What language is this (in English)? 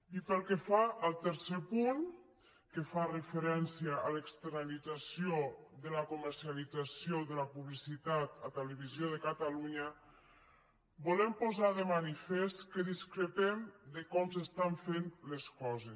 Catalan